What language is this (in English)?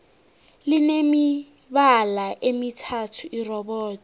South Ndebele